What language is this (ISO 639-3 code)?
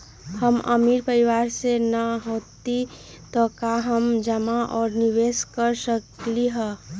mag